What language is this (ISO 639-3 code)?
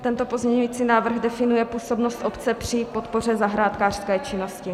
ces